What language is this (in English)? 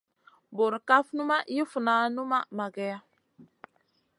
Masana